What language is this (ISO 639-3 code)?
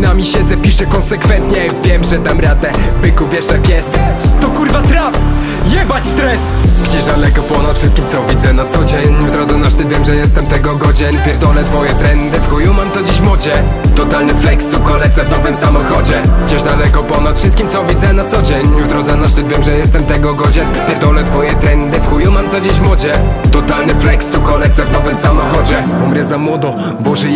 pol